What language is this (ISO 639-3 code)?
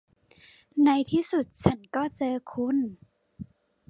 tha